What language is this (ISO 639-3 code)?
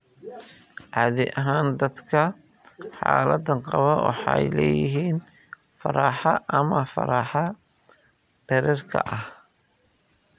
som